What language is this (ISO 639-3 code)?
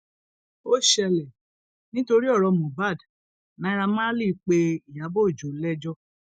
yor